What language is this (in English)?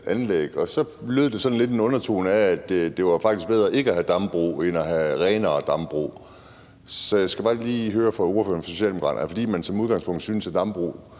Danish